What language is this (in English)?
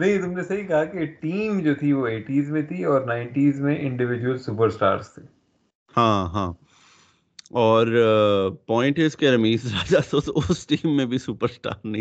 Urdu